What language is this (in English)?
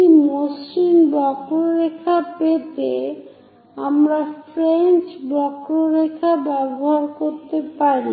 Bangla